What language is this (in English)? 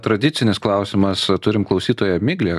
Lithuanian